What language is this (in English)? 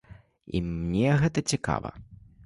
Belarusian